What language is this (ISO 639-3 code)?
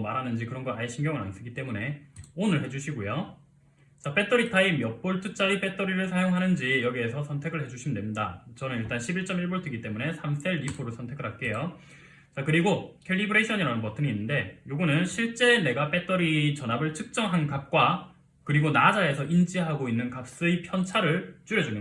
kor